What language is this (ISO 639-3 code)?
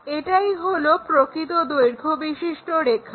ben